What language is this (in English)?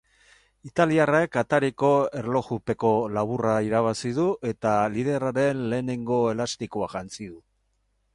Basque